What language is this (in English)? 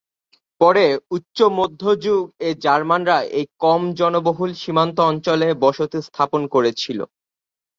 Bangla